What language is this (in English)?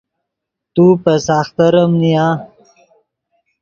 Yidgha